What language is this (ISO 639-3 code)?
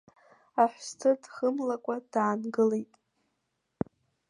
abk